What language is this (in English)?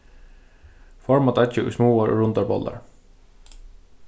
Faroese